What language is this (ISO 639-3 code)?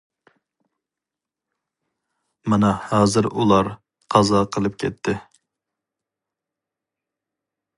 uig